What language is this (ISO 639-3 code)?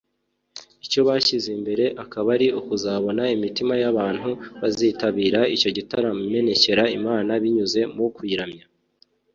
kin